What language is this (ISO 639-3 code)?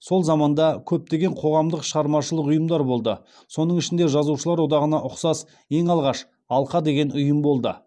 kaz